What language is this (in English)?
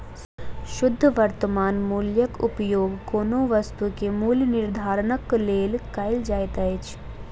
Maithili